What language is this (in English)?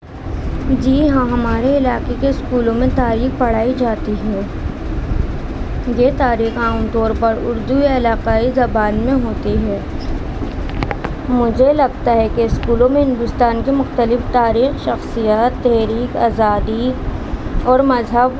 Urdu